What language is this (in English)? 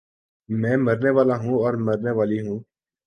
Urdu